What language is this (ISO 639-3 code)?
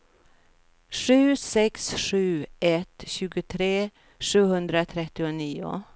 swe